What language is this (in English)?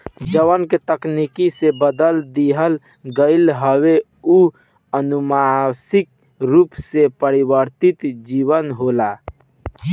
Bhojpuri